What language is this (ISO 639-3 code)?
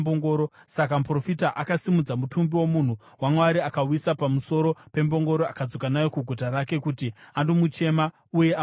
sna